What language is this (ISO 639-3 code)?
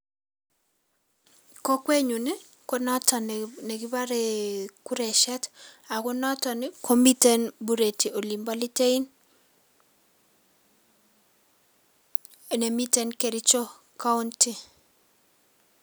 kln